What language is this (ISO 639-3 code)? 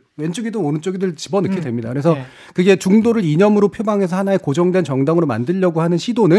kor